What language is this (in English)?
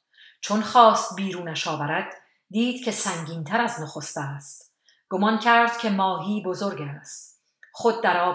Persian